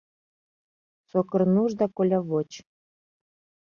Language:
Mari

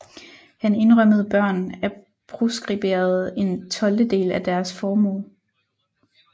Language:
Danish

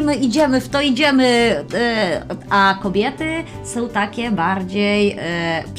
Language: Polish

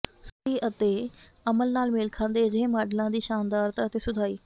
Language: Punjabi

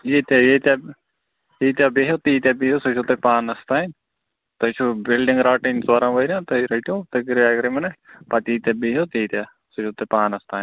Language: Kashmiri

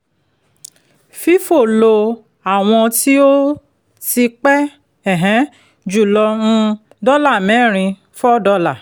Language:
Yoruba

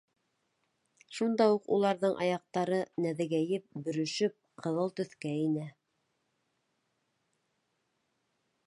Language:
Bashkir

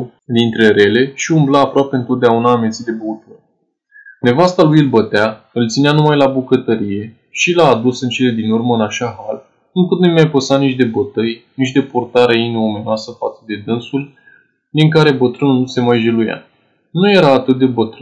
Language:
Romanian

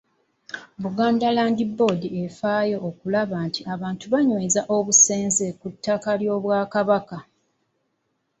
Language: Ganda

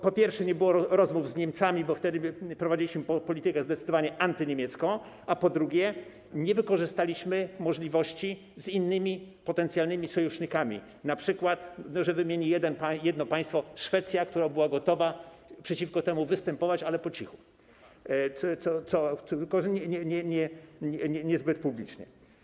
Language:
Polish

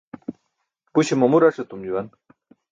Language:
Burushaski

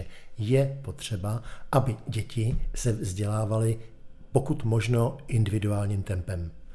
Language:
Czech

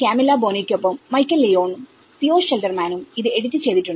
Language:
Malayalam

